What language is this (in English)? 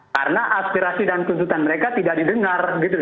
Indonesian